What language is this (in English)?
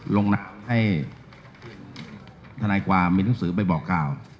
Thai